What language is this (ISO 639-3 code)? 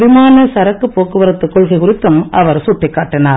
tam